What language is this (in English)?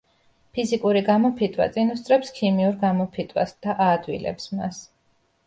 Georgian